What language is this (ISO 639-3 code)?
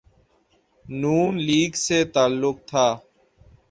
urd